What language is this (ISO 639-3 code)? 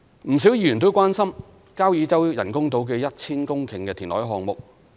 yue